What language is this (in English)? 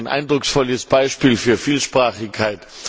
German